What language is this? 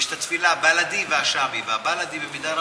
Hebrew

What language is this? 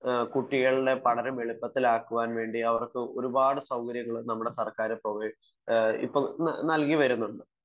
Malayalam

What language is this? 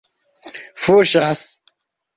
Esperanto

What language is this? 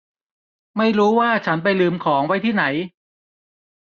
Thai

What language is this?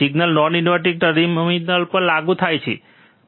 Gujarati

